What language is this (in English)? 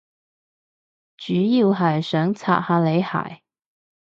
Cantonese